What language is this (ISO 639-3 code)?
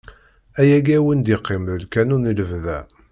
kab